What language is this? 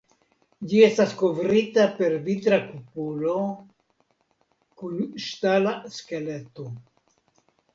Esperanto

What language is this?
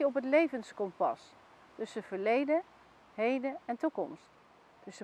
Dutch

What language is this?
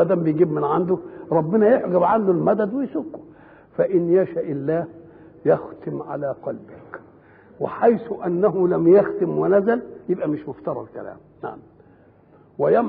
Arabic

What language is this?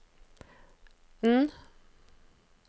Norwegian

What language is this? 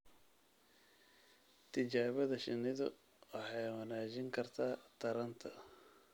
Somali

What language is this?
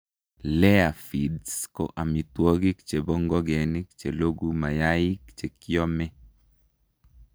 Kalenjin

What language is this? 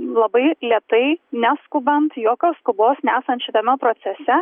Lithuanian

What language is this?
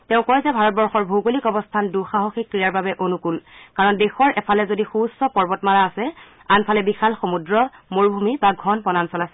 Assamese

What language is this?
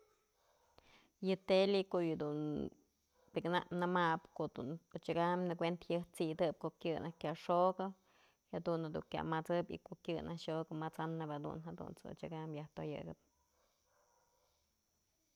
Mazatlán Mixe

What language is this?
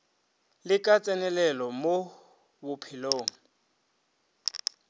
Northern Sotho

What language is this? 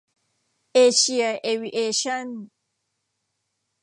Thai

